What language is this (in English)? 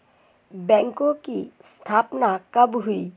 Hindi